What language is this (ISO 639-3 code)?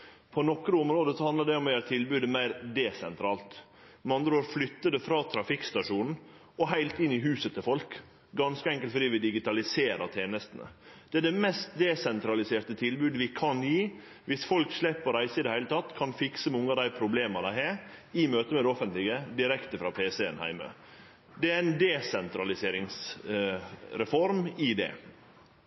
nno